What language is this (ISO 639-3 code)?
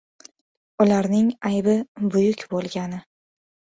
uzb